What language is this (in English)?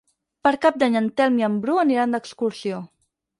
Catalan